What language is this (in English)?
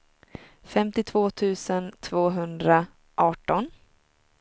Swedish